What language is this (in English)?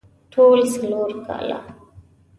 Pashto